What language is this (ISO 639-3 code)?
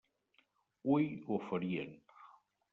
cat